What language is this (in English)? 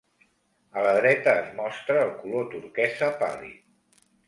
Catalan